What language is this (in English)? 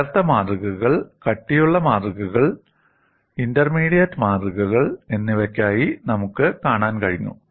Malayalam